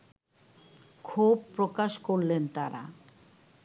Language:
Bangla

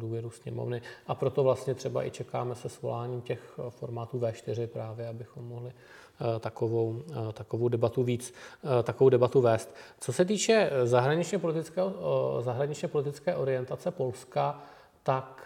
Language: Czech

